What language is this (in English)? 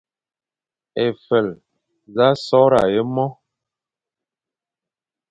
Fang